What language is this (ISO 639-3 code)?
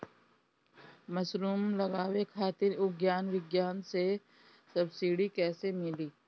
bho